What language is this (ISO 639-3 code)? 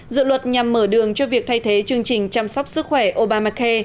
vie